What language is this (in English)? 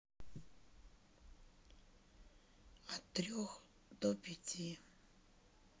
Russian